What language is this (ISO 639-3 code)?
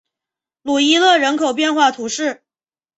zho